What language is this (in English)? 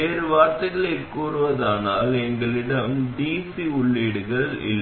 Tamil